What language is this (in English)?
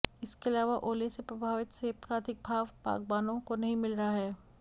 Hindi